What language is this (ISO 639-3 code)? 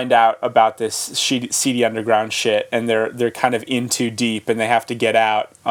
eng